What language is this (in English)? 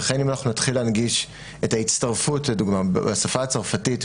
Hebrew